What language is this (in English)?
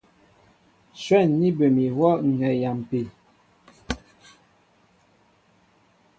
Mbo (Cameroon)